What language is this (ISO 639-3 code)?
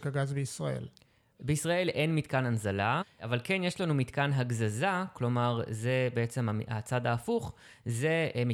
heb